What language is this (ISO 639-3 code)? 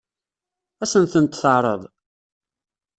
kab